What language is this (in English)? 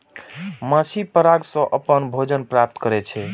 Maithili